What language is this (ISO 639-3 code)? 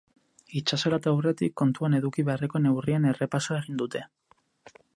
eus